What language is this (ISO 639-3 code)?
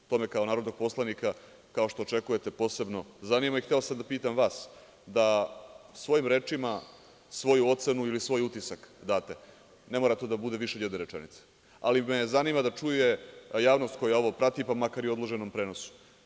srp